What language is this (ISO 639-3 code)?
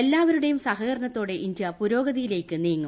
mal